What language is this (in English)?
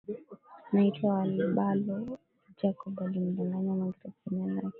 Swahili